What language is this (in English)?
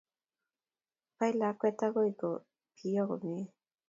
Kalenjin